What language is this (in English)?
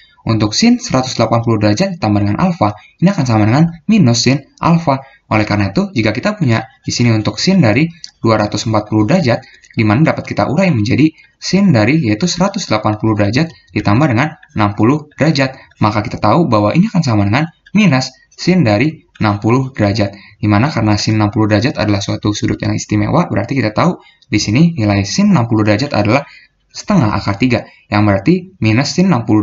Indonesian